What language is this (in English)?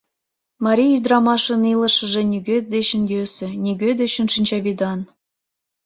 Mari